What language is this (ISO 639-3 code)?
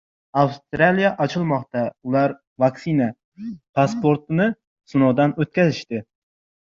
uzb